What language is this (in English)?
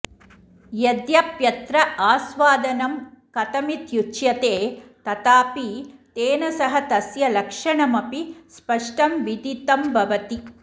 Sanskrit